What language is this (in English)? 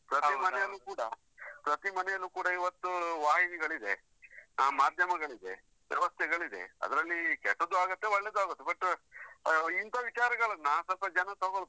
Kannada